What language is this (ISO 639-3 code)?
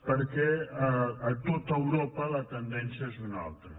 cat